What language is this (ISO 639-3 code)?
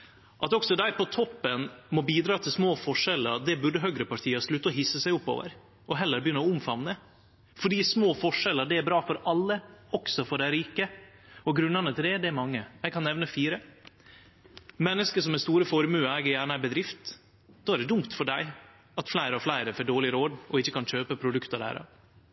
nno